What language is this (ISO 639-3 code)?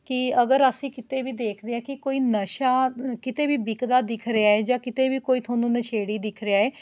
pan